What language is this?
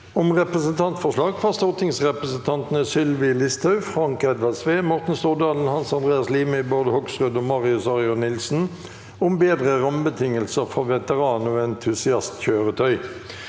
Norwegian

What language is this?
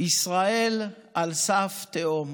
Hebrew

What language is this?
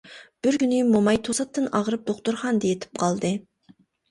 Uyghur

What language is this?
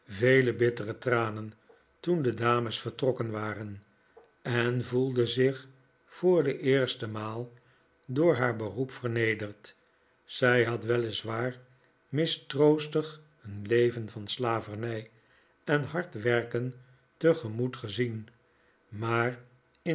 Dutch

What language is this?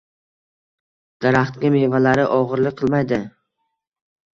Uzbek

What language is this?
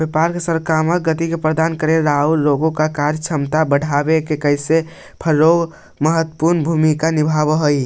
Magahi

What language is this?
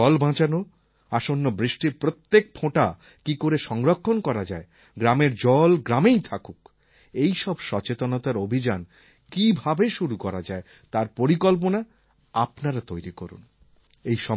Bangla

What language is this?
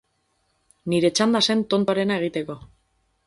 Basque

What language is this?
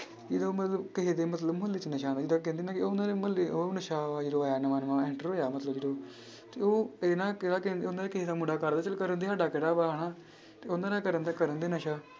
Punjabi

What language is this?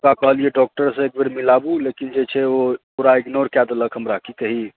Maithili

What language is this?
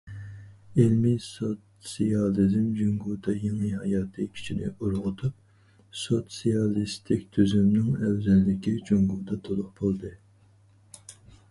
Uyghur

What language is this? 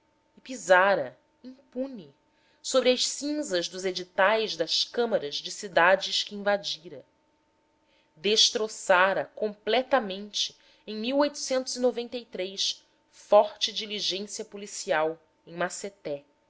Portuguese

